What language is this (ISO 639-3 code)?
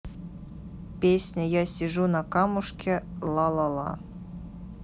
rus